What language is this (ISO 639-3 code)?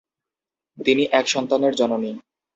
ben